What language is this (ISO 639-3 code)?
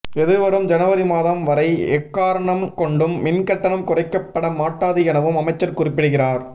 tam